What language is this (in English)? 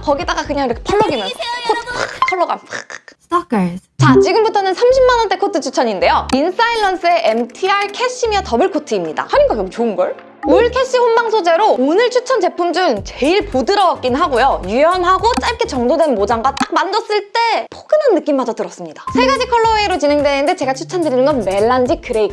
Korean